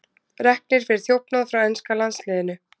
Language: Icelandic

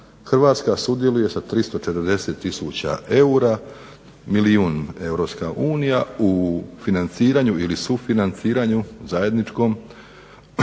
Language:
Croatian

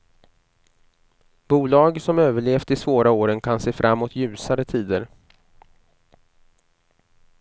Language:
Swedish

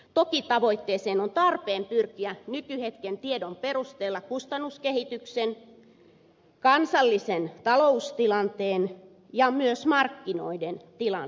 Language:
Finnish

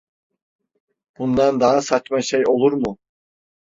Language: Turkish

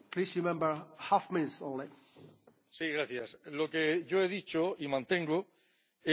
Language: Spanish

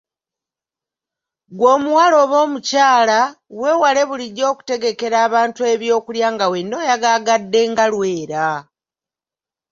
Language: Ganda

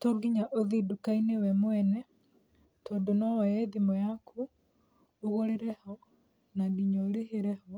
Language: Kikuyu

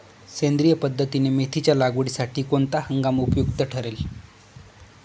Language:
Marathi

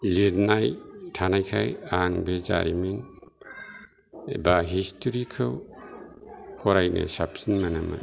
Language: Bodo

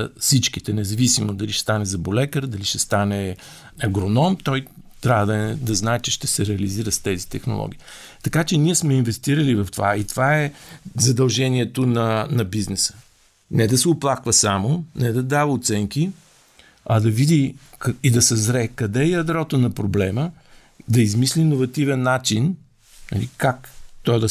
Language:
Bulgarian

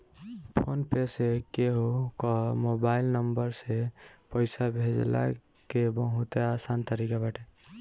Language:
Bhojpuri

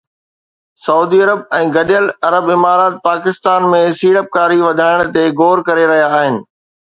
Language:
Sindhi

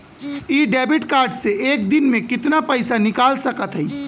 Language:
Bhojpuri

